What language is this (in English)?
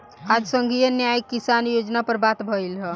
Bhojpuri